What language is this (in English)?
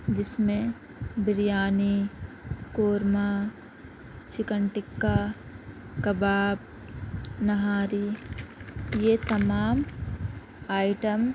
Urdu